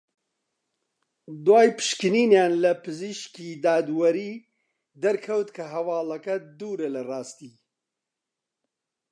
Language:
Central Kurdish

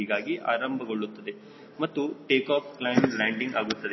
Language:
Kannada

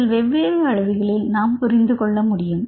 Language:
Tamil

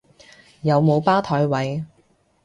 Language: Cantonese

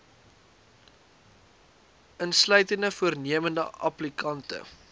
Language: Afrikaans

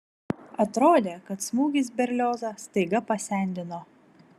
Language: Lithuanian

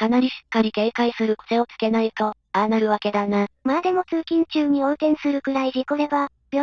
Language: Japanese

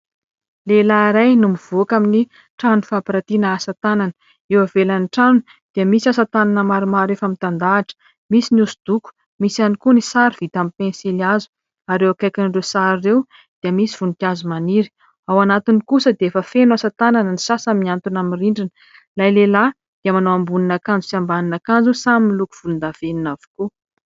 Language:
Malagasy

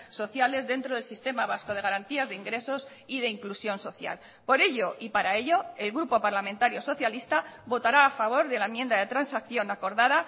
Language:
Spanish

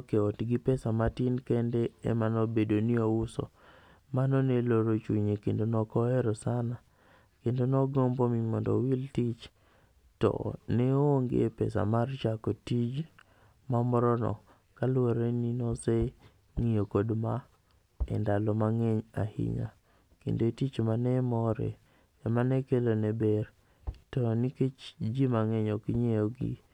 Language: Luo (Kenya and Tanzania)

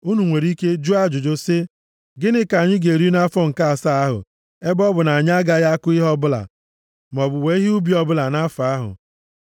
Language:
Igbo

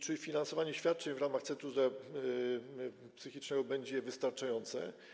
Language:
Polish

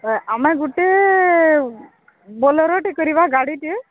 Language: Odia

